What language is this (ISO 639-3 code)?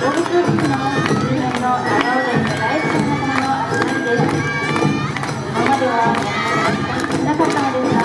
jpn